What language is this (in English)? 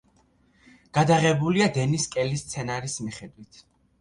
Georgian